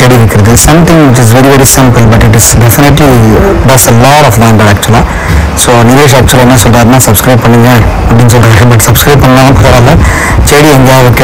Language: Indonesian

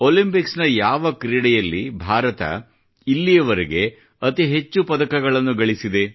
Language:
Kannada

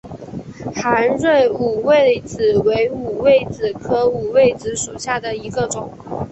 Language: Chinese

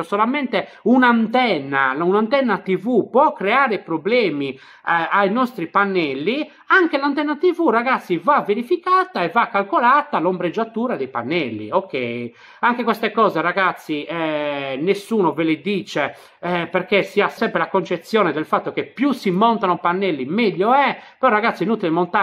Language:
Italian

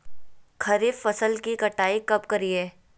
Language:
Magahi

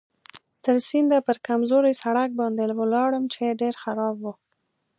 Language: Pashto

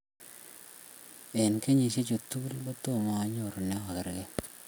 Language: Kalenjin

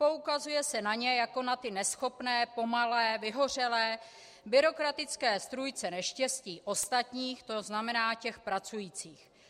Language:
Czech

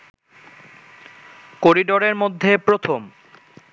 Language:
Bangla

